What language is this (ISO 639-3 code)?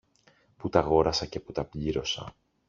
ell